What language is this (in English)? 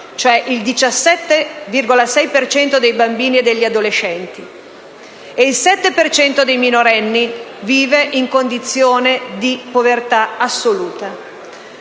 Italian